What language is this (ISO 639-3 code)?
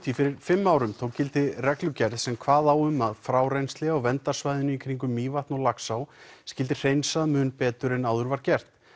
isl